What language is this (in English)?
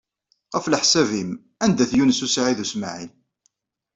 Kabyle